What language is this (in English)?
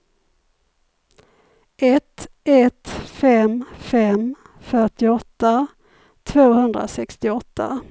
Swedish